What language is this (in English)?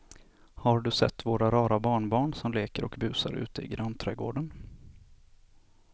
Swedish